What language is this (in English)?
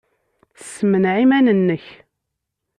Kabyle